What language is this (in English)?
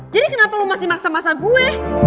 Indonesian